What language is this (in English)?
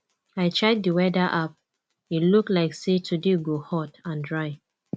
Nigerian Pidgin